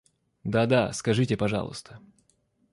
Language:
Russian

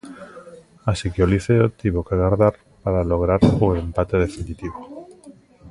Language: Galician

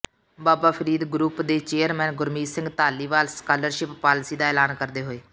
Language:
Punjabi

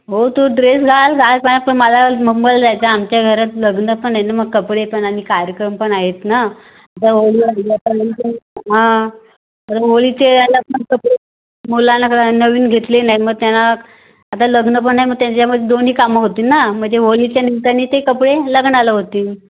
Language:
Marathi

